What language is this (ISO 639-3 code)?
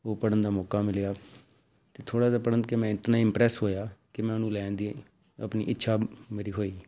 pan